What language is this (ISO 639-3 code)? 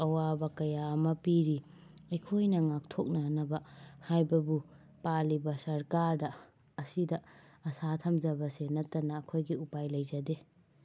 mni